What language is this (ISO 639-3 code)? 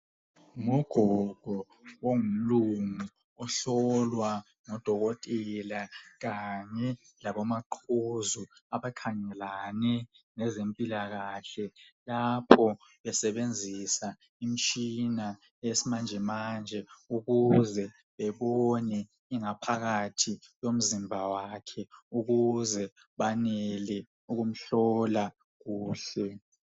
nde